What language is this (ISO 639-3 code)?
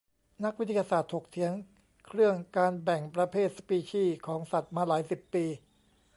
tha